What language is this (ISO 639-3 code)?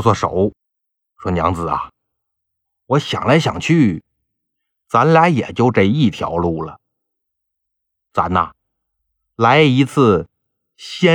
zho